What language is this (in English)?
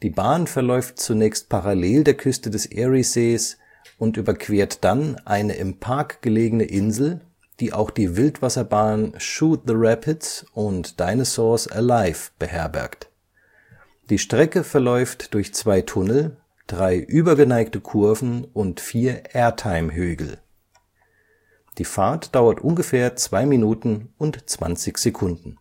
German